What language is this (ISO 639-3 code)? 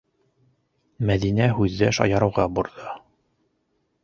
bak